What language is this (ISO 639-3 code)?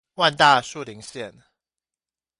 zho